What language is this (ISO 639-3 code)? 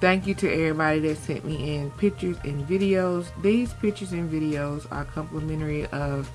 eng